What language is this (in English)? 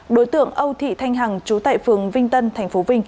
Vietnamese